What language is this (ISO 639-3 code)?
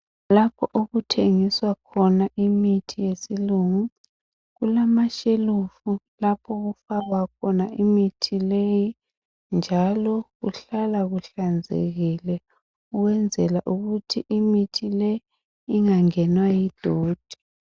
nde